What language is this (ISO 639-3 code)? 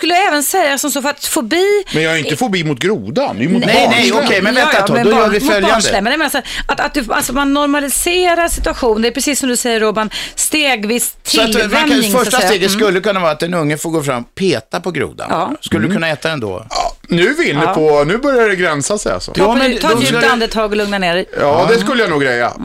swe